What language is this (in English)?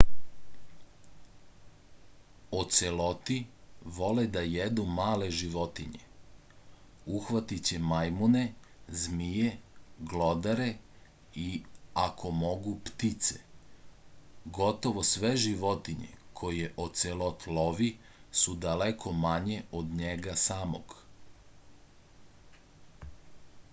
Serbian